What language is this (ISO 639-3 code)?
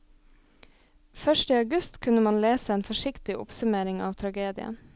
nor